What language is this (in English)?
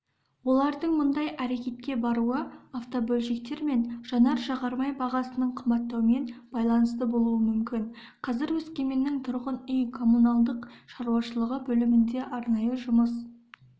Kazakh